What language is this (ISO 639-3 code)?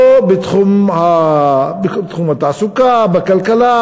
heb